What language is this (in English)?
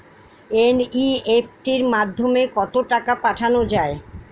Bangla